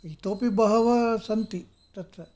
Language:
Sanskrit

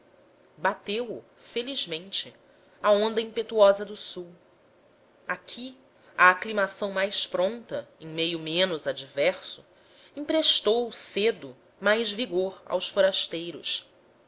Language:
Portuguese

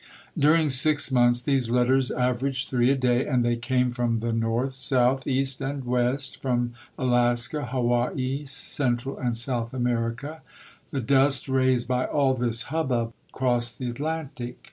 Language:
English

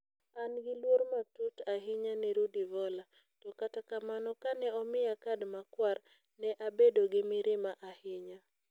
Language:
Luo (Kenya and Tanzania)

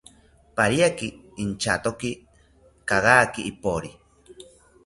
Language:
South Ucayali Ashéninka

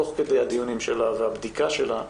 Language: Hebrew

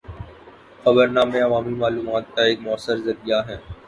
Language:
Urdu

